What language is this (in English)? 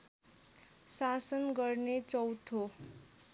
Nepali